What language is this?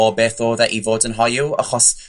Welsh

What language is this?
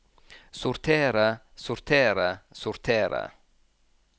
Norwegian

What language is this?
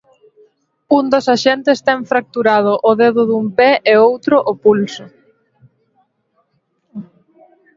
Galician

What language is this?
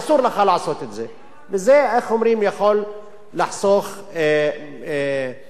Hebrew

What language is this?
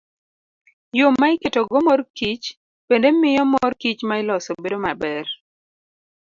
Luo (Kenya and Tanzania)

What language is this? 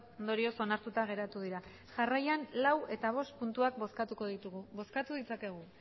Basque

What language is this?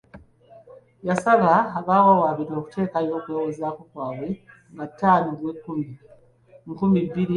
Ganda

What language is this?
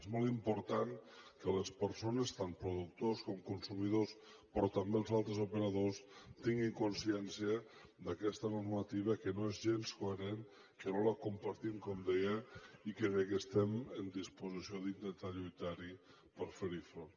Catalan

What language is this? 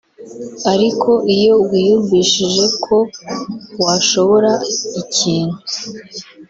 Kinyarwanda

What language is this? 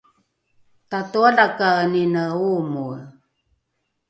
Rukai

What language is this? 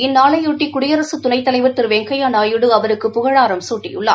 Tamil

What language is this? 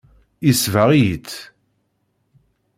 Kabyle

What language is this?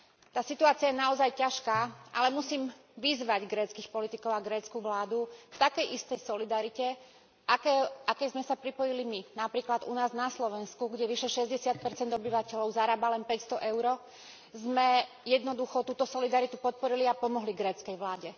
Slovak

